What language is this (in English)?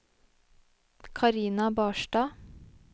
Norwegian